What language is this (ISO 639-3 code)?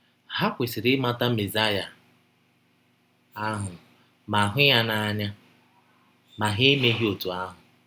ibo